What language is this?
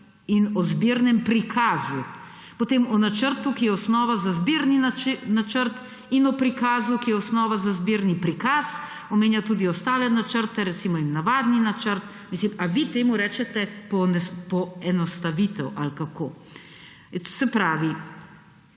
Slovenian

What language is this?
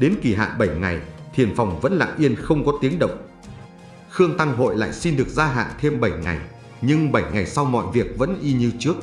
Vietnamese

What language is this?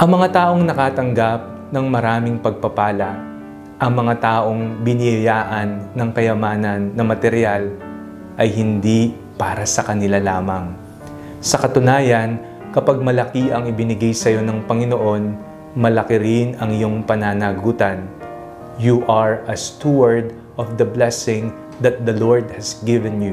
Filipino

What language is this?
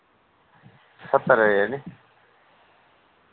Dogri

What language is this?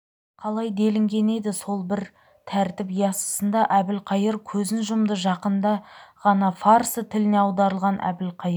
Kazakh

